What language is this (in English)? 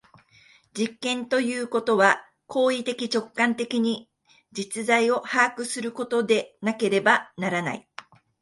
Japanese